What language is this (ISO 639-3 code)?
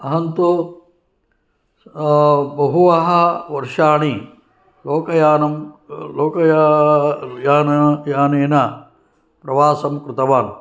san